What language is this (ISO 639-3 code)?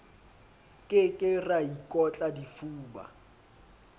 sot